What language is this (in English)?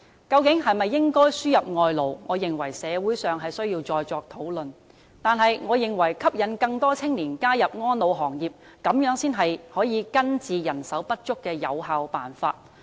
Cantonese